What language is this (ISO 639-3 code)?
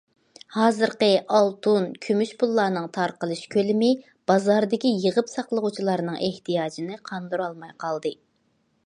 uig